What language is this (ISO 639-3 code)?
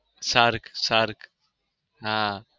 guj